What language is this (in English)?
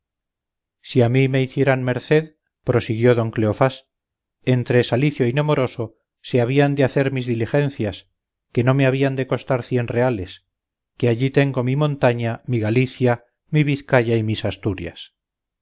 Spanish